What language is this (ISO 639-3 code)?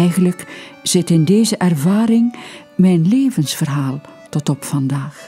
nld